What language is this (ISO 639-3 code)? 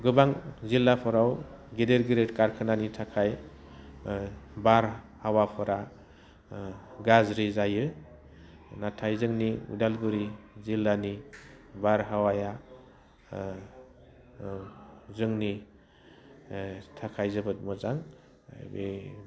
brx